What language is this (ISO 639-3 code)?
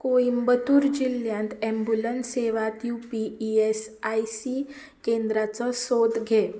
kok